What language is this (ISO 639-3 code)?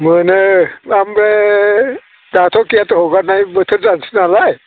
brx